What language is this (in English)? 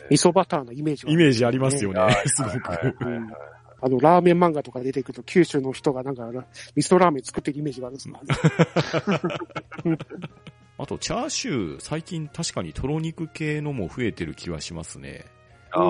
Japanese